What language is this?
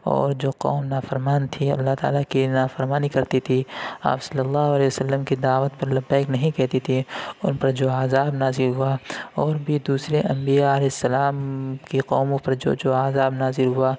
Urdu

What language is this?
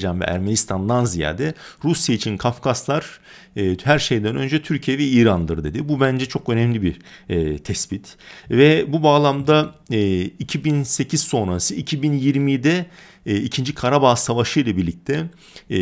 Turkish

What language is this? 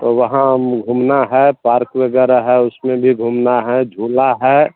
Hindi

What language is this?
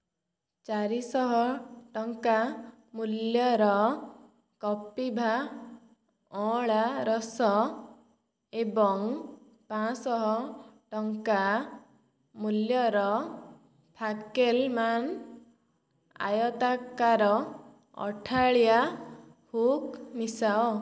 Odia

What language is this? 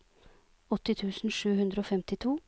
Norwegian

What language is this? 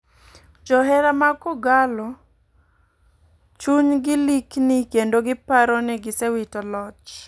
Luo (Kenya and Tanzania)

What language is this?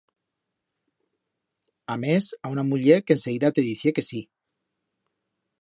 Aragonese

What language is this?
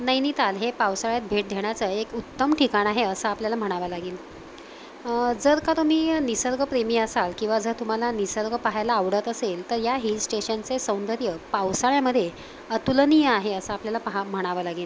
Marathi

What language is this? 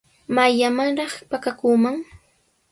Sihuas Ancash Quechua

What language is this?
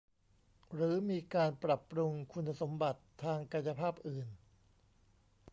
Thai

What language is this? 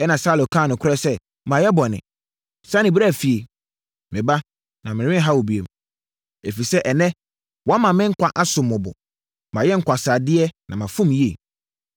Akan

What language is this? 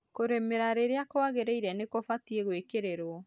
Kikuyu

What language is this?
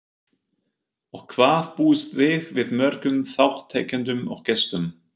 Icelandic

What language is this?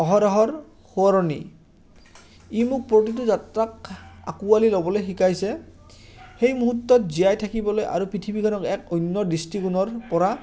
Assamese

